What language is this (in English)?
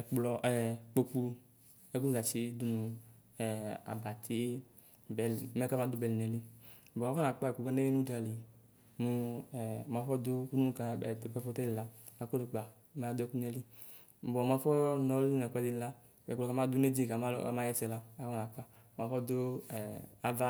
Ikposo